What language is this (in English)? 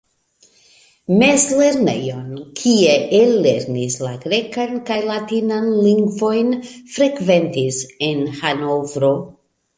Esperanto